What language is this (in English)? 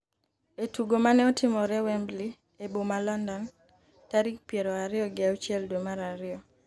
Luo (Kenya and Tanzania)